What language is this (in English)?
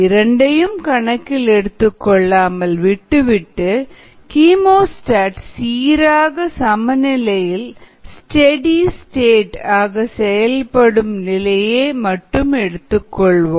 Tamil